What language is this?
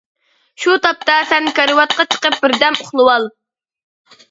Uyghur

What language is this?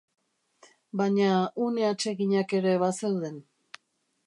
Basque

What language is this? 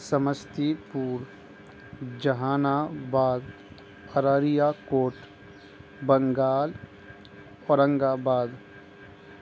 Urdu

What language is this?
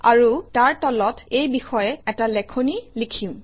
Assamese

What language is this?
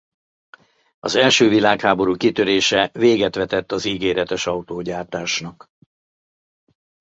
Hungarian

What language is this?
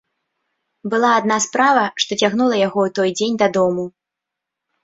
Belarusian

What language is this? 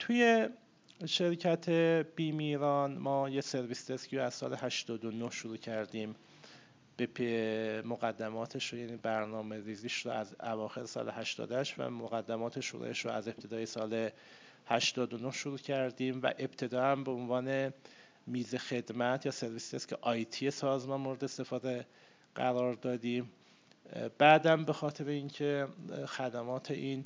Persian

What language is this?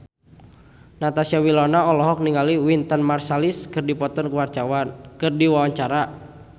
Sundanese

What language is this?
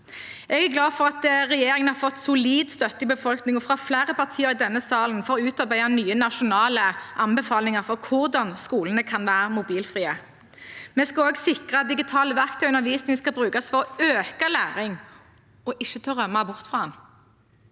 Norwegian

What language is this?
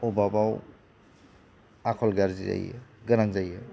Bodo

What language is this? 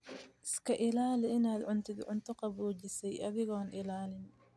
Somali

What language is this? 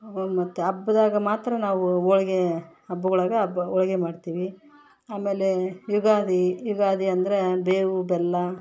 Kannada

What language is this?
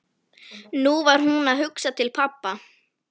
Icelandic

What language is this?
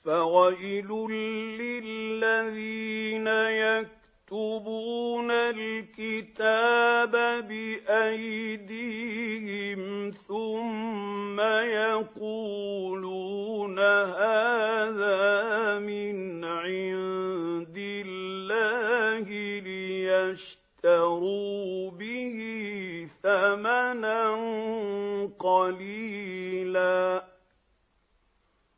Arabic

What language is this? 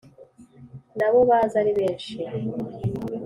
Kinyarwanda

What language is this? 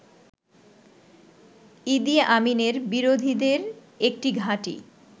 Bangla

